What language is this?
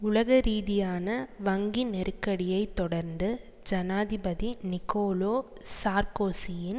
Tamil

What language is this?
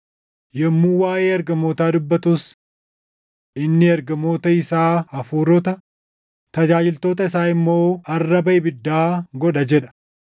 Oromo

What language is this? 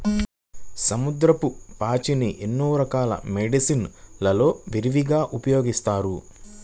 Telugu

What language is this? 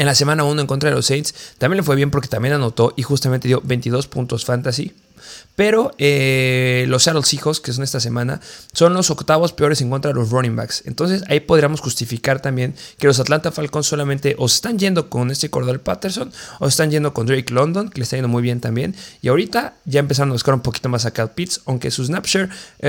Spanish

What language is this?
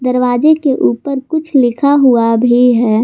Hindi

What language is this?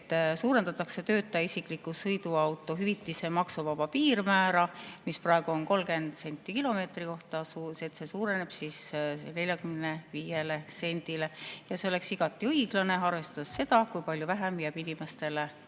Estonian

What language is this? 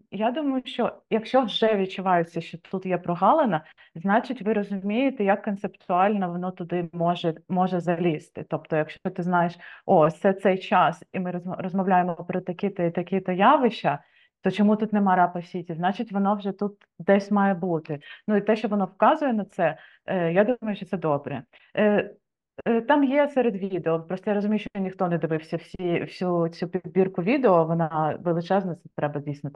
Ukrainian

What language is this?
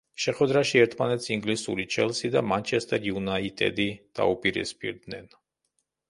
Georgian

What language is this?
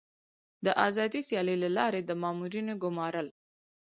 Pashto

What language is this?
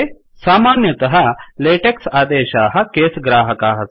Sanskrit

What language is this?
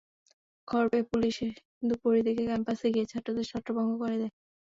Bangla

